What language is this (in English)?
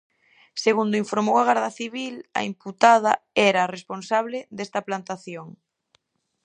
Galician